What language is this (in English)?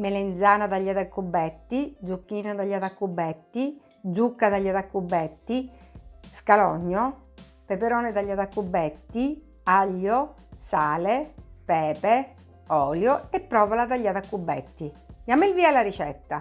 Italian